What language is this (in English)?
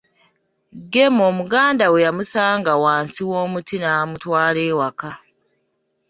Ganda